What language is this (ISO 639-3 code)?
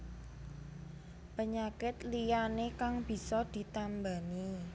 jav